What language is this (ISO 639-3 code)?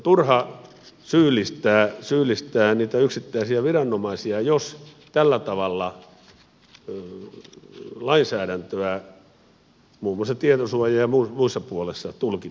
fin